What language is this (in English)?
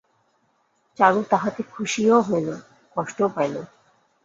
Bangla